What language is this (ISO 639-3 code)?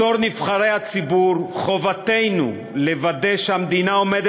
heb